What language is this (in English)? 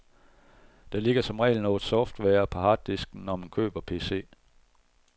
Danish